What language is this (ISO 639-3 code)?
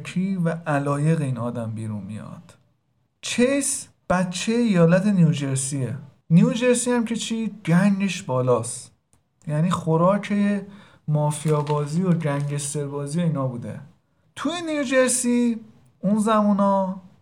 fas